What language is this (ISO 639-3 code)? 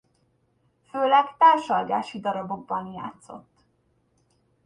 hun